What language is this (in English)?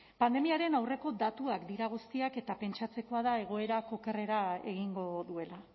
Basque